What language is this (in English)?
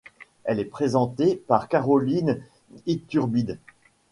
French